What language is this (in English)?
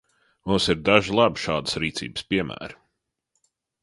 Latvian